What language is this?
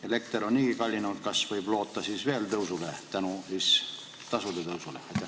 Estonian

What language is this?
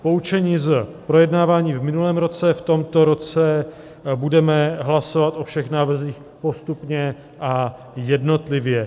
Czech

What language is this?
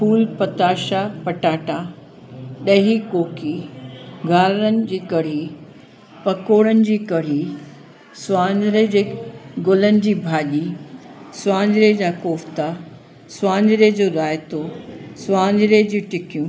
Sindhi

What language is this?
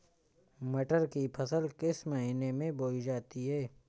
Hindi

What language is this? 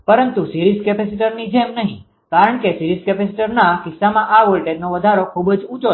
Gujarati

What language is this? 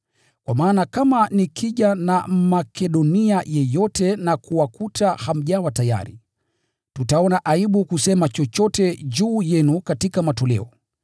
Swahili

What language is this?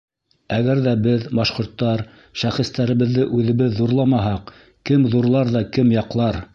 Bashkir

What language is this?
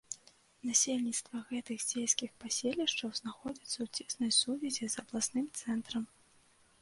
Belarusian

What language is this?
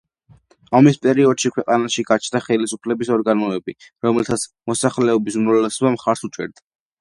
Georgian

